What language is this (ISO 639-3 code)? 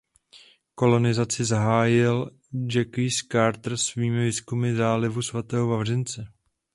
ces